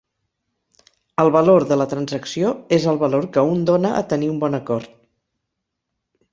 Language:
Catalan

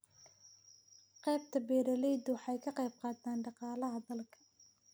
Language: Somali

